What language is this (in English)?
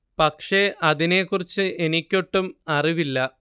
Malayalam